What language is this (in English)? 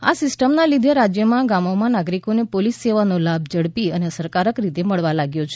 Gujarati